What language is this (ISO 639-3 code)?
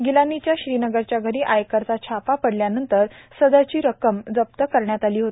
mar